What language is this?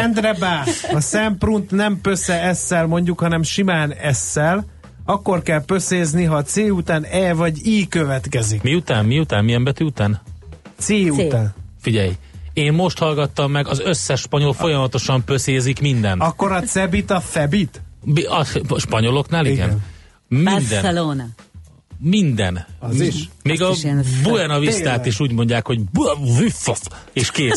Hungarian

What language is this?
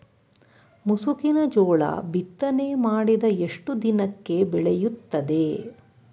Kannada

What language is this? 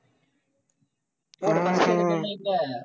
Tamil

